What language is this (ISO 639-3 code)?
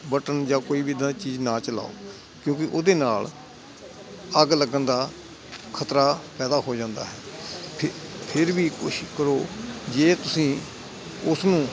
pan